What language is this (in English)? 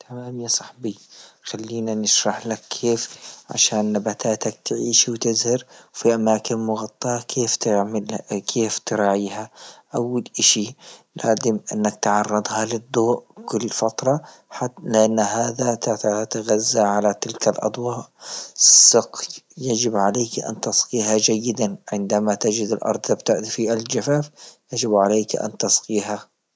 Libyan Arabic